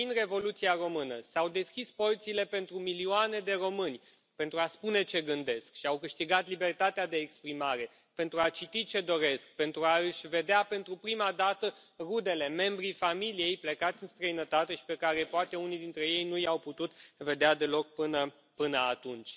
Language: Romanian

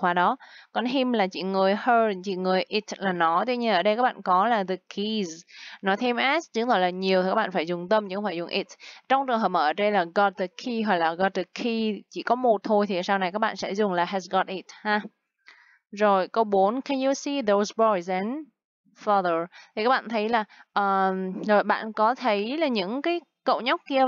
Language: Vietnamese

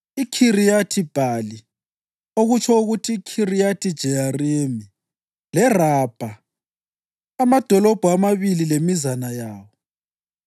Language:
North Ndebele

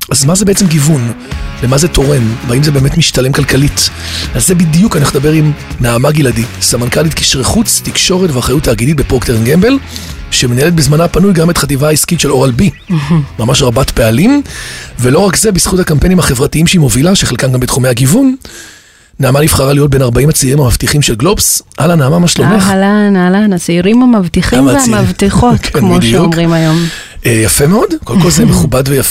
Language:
Hebrew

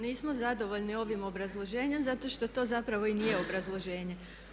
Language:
Croatian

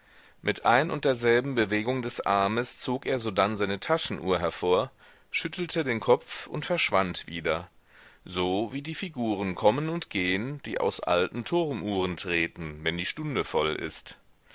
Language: German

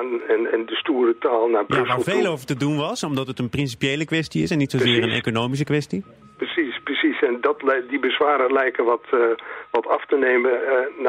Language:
Dutch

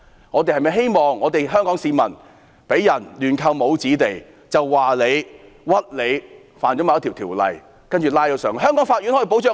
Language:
Cantonese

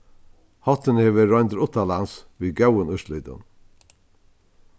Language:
Faroese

